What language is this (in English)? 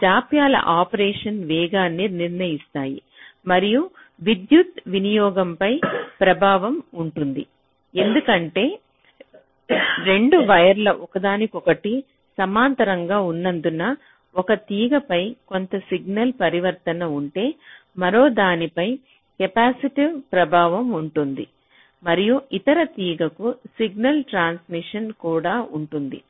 Telugu